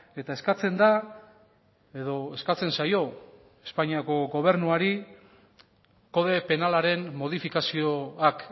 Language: Basque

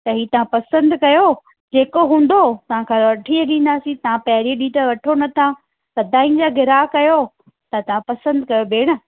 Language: Sindhi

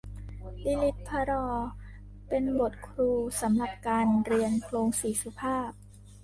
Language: Thai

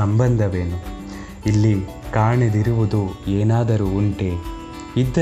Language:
Kannada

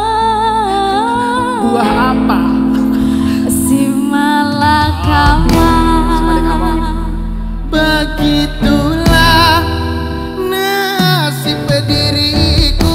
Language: Indonesian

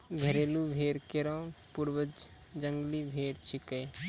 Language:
Maithili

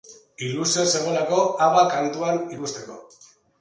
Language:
Basque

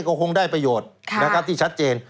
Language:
Thai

